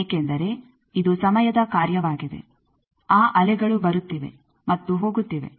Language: Kannada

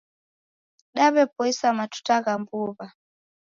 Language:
Taita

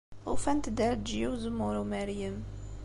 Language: Kabyle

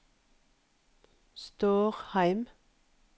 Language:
Norwegian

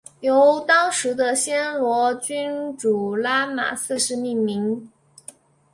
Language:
Chinese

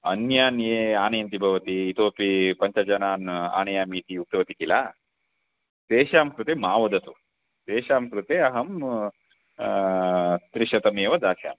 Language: Sanskrit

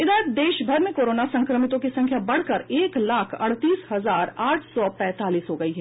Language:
Hindi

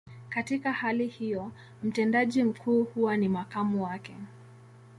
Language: Swahili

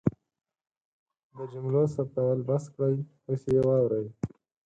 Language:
Pashto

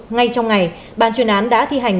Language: Vietnamese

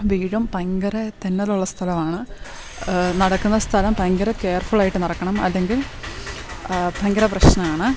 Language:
Malayalam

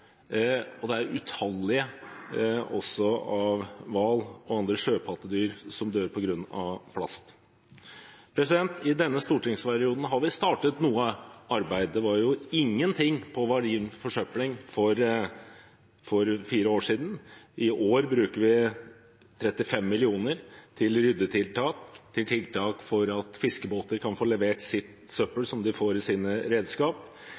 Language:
Norwegian Bokmål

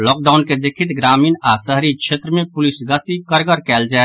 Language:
Maithili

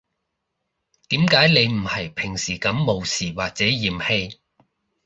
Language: Cantonese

